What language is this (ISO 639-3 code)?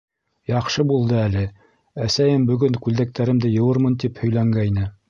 bak